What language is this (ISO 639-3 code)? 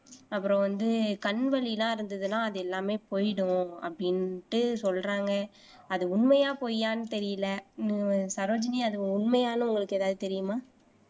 tam